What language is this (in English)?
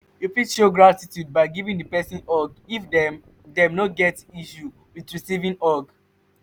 Nigerian Pidgin